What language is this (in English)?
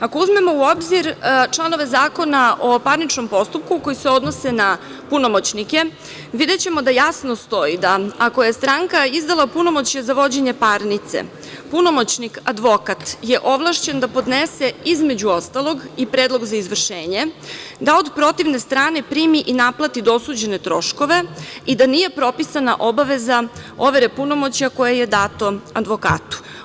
Serbian